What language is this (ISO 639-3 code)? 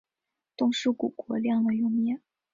zho